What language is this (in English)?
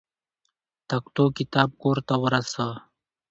Pashto